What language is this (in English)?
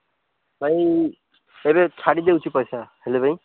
Odia